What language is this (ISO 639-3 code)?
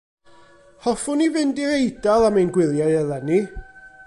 cym